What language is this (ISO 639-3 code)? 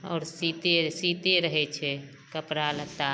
mai